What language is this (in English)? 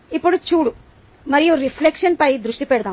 Telugu